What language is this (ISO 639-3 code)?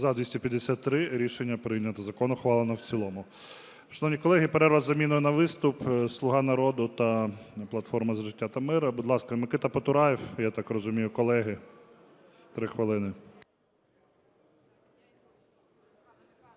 ukr